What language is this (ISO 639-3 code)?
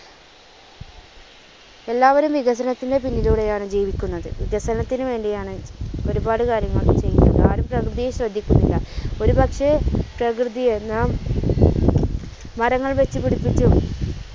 mal